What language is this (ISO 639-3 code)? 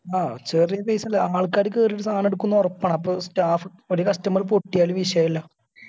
mal